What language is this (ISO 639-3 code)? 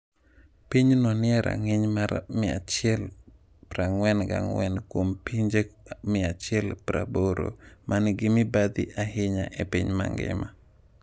luo